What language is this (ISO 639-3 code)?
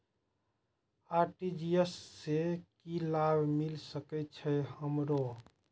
mai